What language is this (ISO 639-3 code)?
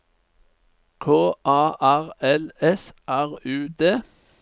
nor